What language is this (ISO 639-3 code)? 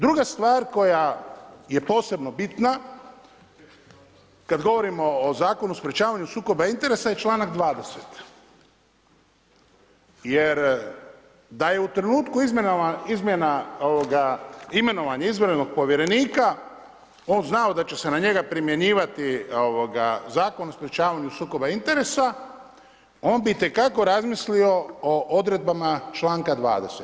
hrv